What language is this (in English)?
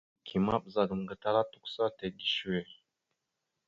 Mada (Cameroon)